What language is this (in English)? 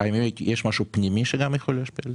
Hebrew